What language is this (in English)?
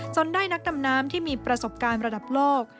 Thai